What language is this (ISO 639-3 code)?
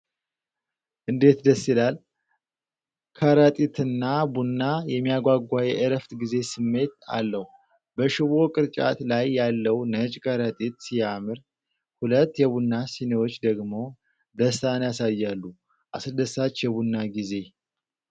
amh